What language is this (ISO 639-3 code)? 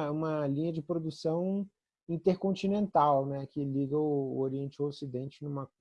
por